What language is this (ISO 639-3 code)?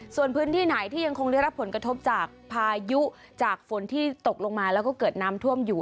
tha